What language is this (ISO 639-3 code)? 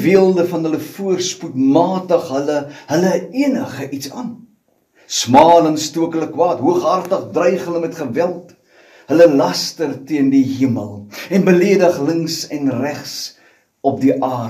nld